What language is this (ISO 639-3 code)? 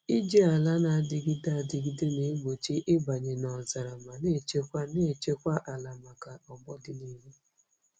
ibo